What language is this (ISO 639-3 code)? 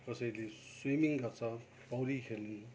nep